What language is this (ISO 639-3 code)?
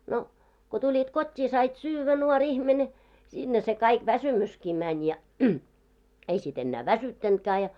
fin